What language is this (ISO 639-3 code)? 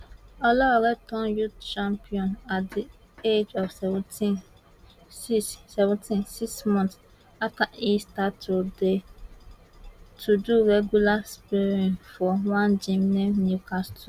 pcm